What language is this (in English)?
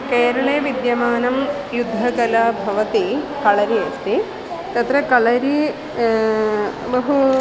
Sanskrit